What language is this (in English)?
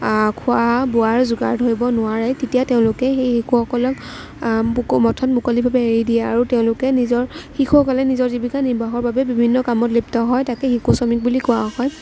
Assamese